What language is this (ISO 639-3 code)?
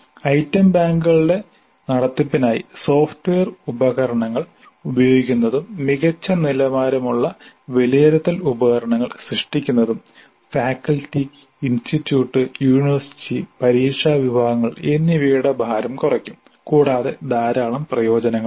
mal